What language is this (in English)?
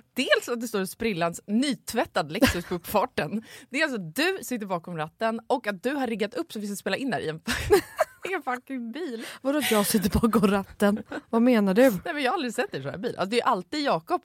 Swedish